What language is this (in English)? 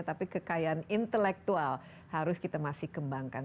Indonesian